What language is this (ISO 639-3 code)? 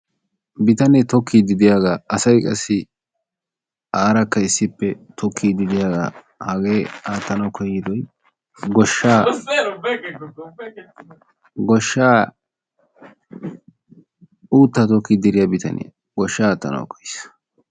wal